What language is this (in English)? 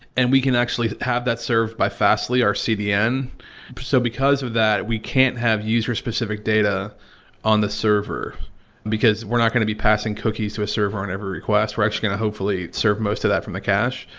English